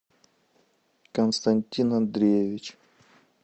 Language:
Russian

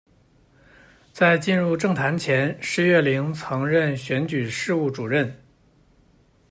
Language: Chinese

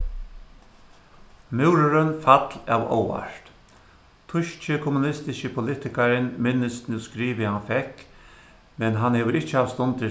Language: Faroese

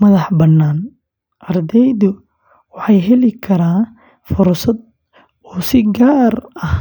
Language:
Somali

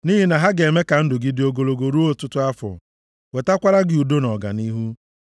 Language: Igbo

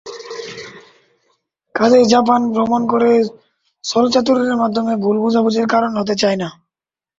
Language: Bangla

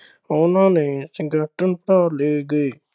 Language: Punjabi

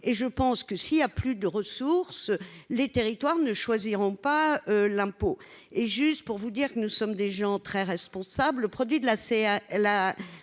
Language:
French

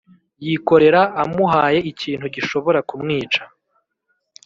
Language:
Kinyarwanda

